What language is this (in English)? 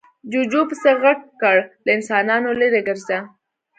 Pashto